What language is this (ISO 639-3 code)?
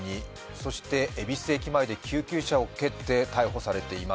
jpn